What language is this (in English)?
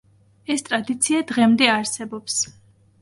Georgian